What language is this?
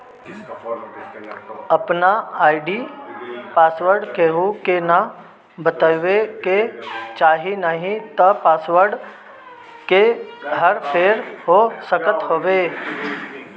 Bhojpuri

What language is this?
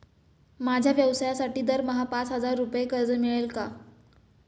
Marathi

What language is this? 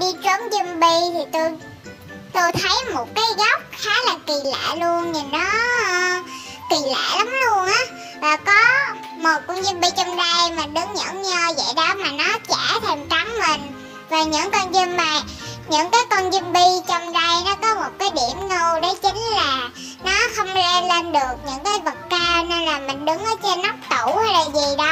Vietnamese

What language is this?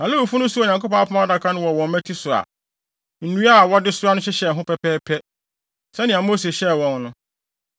Akan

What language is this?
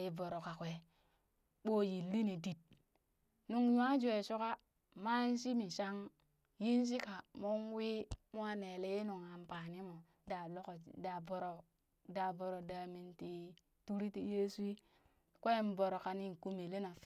Burak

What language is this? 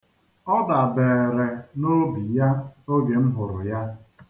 Igbo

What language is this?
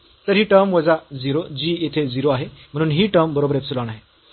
Marathi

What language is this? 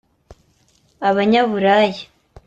Kinyarwanda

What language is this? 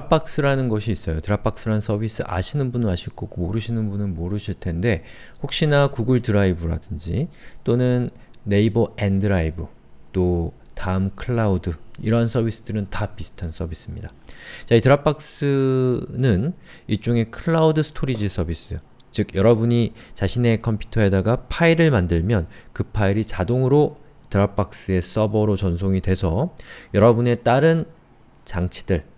Korean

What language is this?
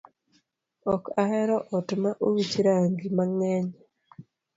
Luo (Kenya and Tanzania)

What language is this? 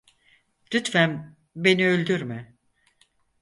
Turkish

